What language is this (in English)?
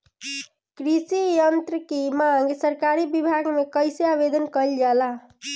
Bhojpuri